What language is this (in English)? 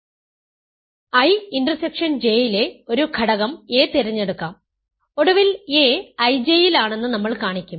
Malayalam